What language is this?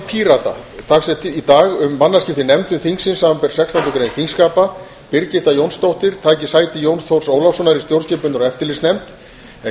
Icelandic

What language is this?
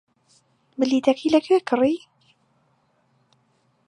Central Kurdish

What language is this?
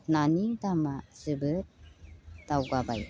Bodo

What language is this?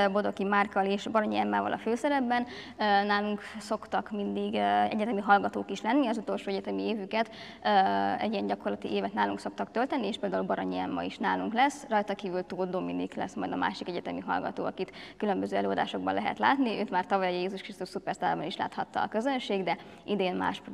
Hungarian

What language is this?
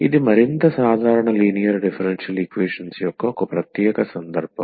Telugu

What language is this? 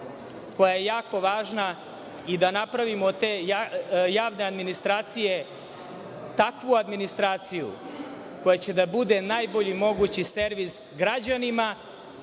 Serbian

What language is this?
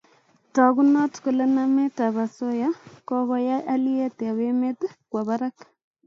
Kalenjin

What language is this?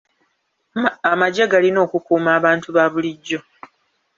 Ganda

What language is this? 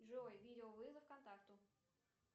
Russian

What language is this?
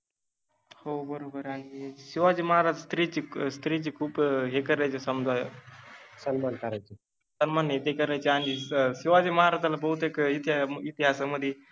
Marathi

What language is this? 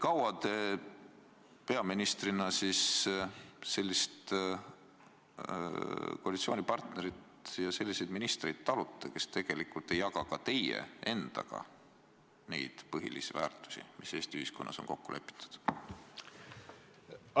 Estonian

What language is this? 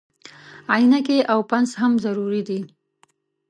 Pashto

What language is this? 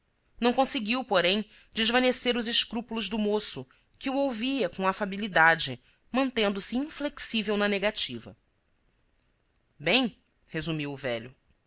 Portuguese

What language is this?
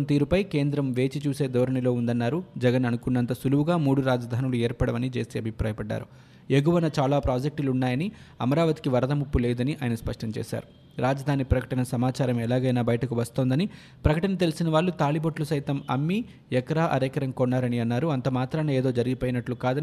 Telugu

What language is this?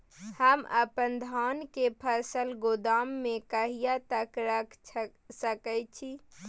Maithili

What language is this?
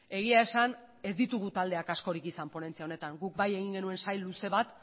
Basque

